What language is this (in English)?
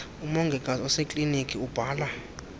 Xhosa